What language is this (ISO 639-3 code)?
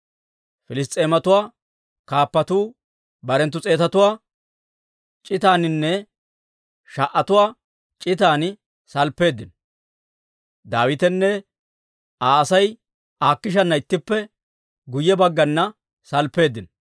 dwr